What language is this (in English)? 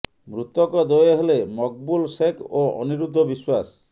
Odia